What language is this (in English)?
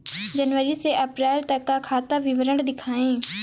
Hindi